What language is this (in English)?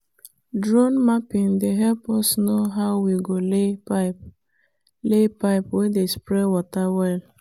Nigerian Pidgin